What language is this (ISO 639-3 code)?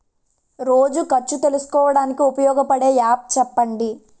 tel